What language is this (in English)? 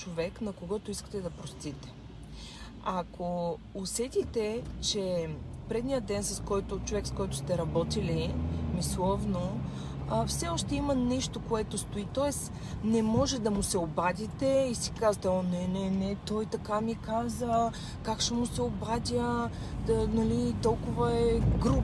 Bulgarian